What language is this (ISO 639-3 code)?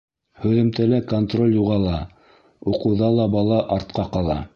bak